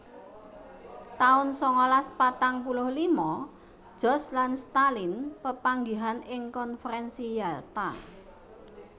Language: Javanese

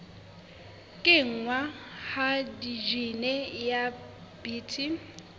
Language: Southern Sotho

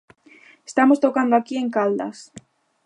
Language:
Galician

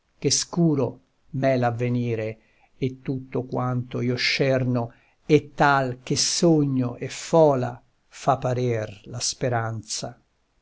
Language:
Italian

